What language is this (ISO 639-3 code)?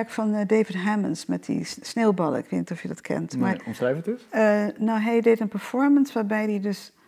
nld